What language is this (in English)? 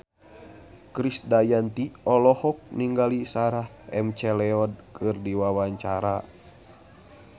Sundanese